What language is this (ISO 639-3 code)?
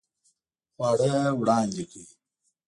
pus